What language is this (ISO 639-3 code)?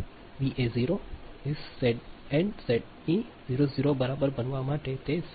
guj